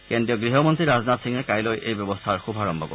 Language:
Assamese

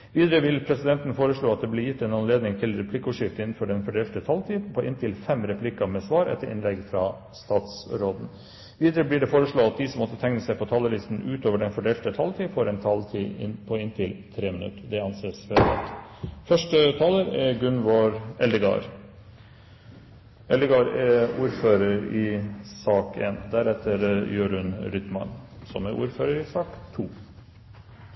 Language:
Norwegian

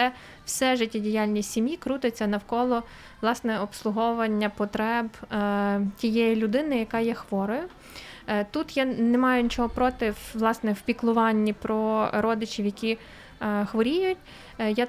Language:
Ukrainian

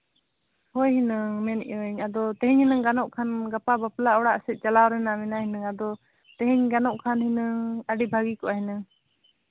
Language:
Santali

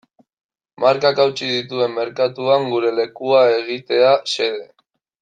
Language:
Basque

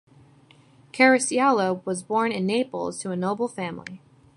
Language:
English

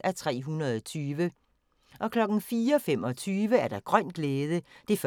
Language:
Danish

